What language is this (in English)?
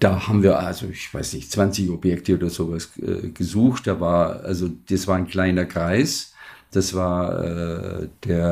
German